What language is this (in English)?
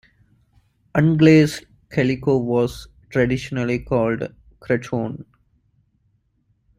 English